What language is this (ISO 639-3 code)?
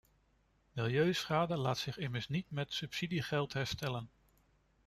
nld